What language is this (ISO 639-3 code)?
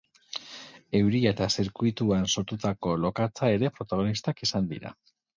eus